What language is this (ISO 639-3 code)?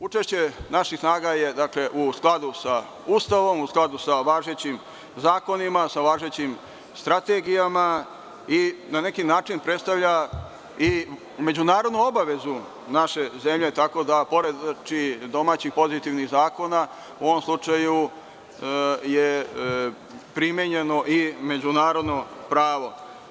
srp